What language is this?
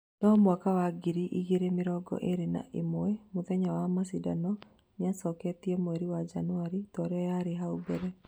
Kikuyu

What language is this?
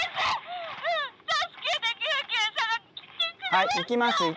Japanese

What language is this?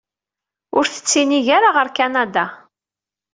Kabyle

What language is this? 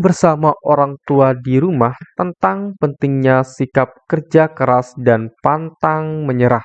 Indonesian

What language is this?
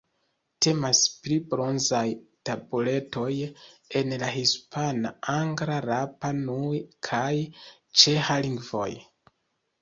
Esperanto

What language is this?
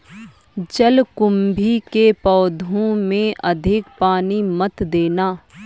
Hindi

